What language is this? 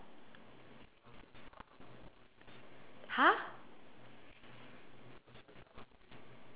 English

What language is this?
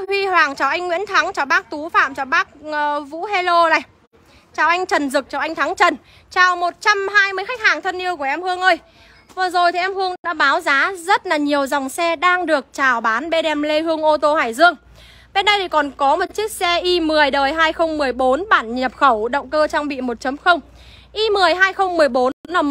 Vietnamese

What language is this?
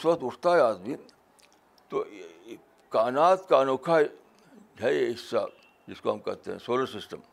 Urdu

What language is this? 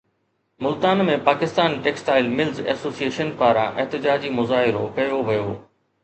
Sindhi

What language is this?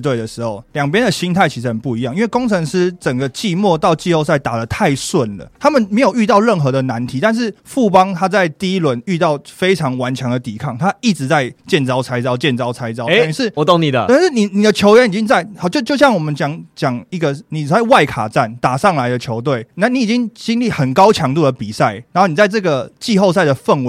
Chinese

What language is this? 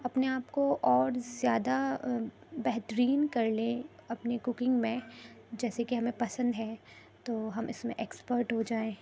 Urdu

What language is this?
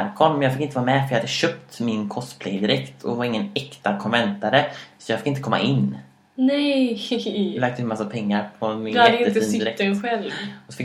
Swedish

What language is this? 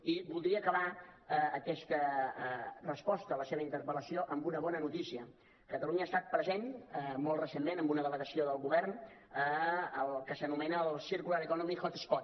Catalan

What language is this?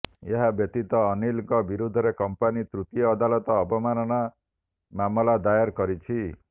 Odia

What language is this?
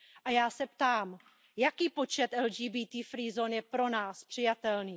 Czech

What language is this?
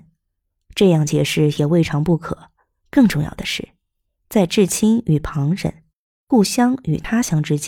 Chinese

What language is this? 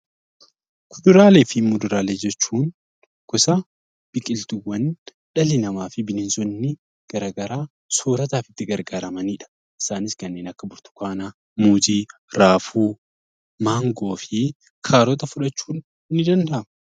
Oromo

